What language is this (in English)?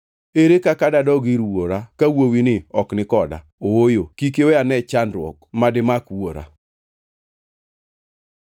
Luo (Kenya and Tanzania)